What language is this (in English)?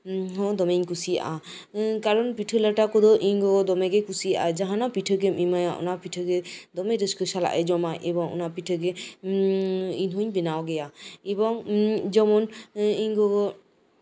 Santali